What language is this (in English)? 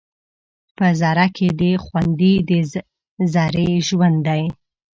Pashto